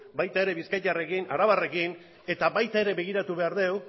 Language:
Basque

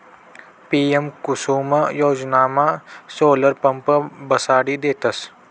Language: Marathi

